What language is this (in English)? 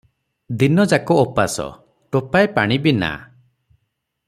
Odia